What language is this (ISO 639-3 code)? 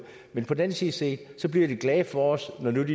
dan